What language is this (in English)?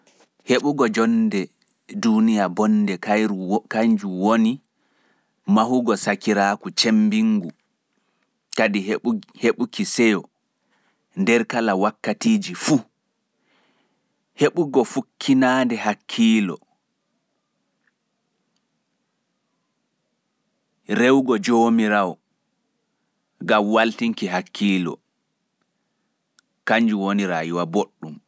Fula